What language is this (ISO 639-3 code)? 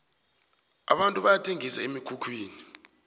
nbl